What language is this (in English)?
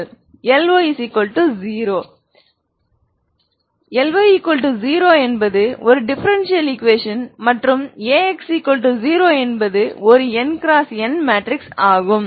Tamil